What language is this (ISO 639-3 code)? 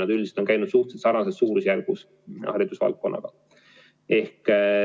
est